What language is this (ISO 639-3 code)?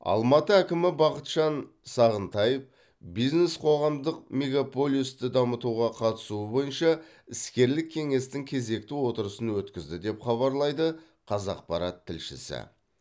kaz